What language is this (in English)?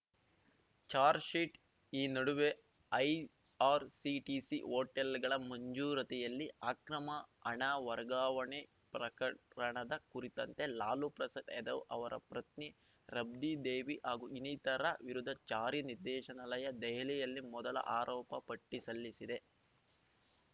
Kannada